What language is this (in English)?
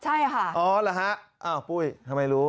Thai